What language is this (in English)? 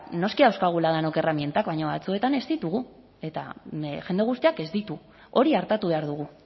Basque